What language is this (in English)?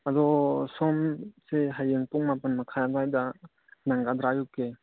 Manipuri